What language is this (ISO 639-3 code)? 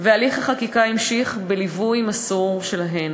heb